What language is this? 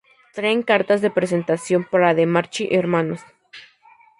Spanish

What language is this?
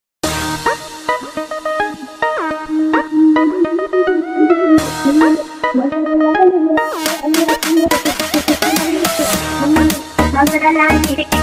Arabic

